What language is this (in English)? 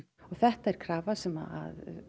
Icelandic